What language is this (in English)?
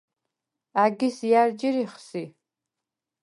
Svan